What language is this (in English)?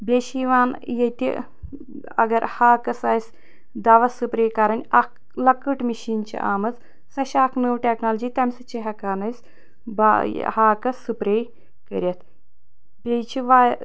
Kashmiri